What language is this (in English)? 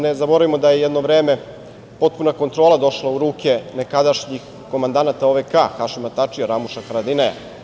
Serbian